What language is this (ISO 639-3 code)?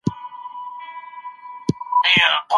pus